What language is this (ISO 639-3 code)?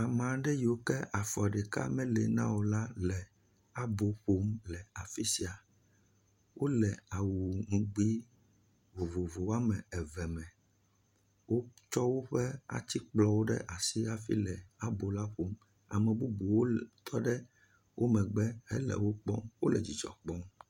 ewe